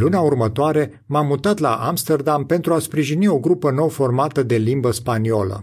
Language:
Romanian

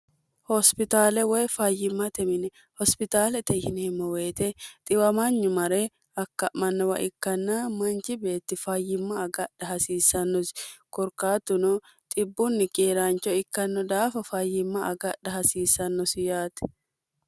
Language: Sidamo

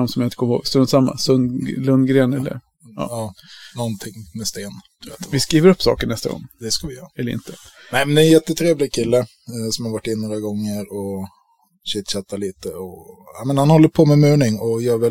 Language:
Swedish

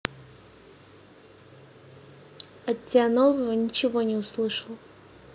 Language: Russian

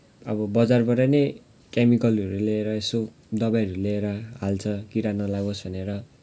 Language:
Nepali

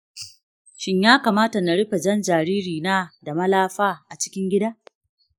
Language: Hausa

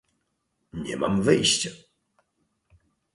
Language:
Polish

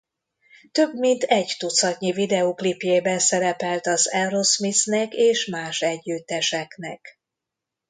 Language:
Hungarian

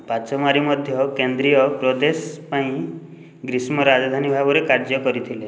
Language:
Odia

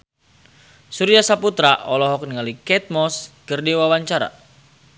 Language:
Sundanese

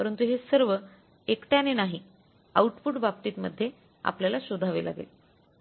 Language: Marathi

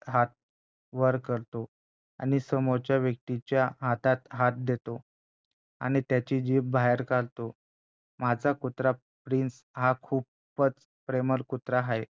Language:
Marathi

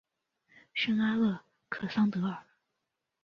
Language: Chinese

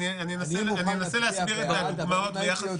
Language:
Hebrew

